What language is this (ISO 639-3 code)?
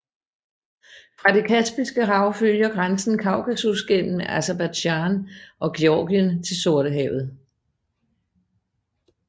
dan